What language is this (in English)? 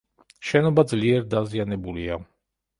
Georgian